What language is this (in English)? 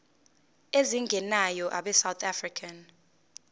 Zulu